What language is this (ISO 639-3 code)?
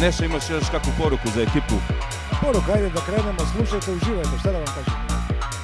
hrv